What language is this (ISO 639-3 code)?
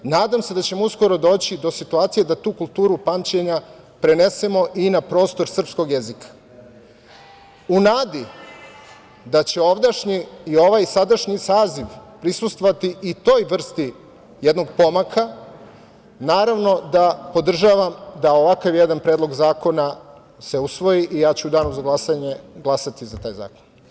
srp